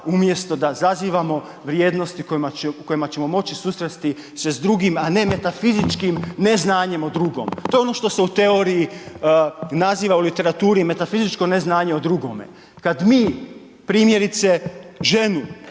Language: Croatian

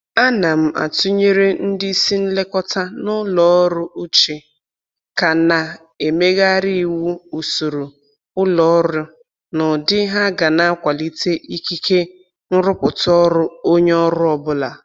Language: Igbo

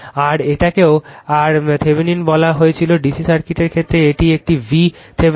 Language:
Bangla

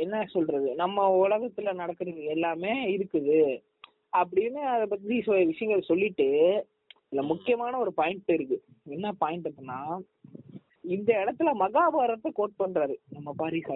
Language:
Tamil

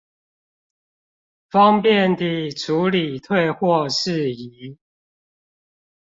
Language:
Chinese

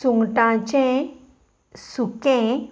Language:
Konkani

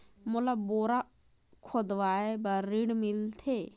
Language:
Chhattisgarhi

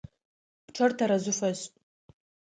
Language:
Adyghe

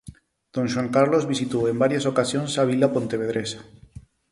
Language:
Galician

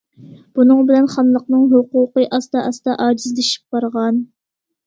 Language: Uyghur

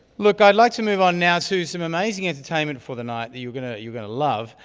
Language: English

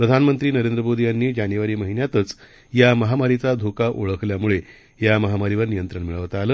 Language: Marathi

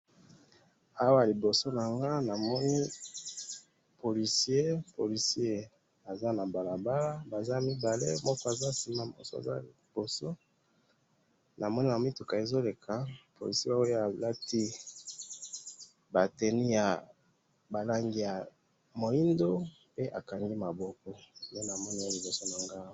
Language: Lingala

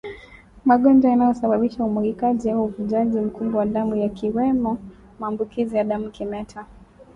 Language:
Swahili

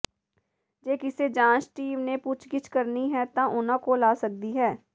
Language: Punjabi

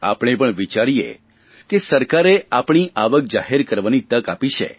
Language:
Gujarati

